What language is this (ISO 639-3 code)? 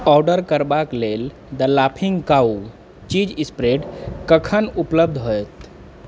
mai